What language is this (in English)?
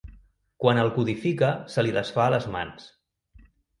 Catalan